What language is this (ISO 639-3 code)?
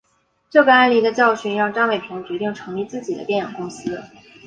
zho